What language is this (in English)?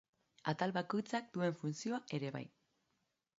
Basque